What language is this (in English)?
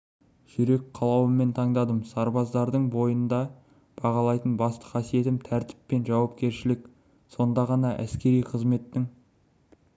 Kazakh